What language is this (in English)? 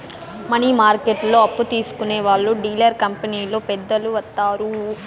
Telugu